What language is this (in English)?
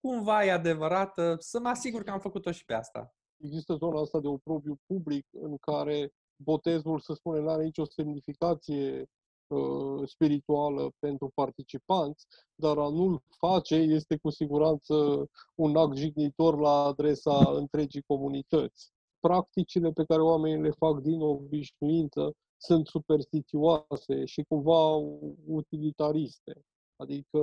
Romanian